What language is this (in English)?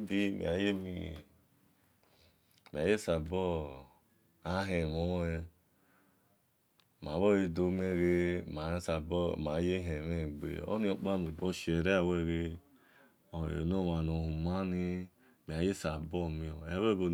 Esan